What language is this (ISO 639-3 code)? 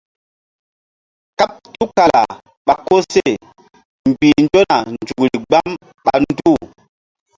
mdd